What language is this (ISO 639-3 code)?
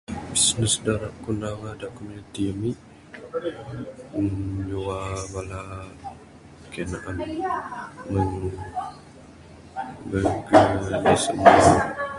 sdo